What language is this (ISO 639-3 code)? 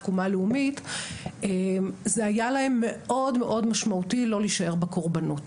heb